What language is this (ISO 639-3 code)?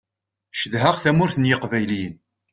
kab